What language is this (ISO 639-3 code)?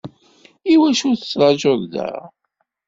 kab